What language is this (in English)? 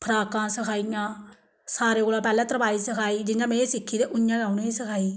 Dogri